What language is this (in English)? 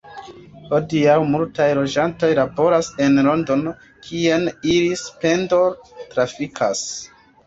Esperanto